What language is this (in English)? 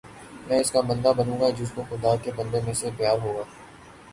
Urdu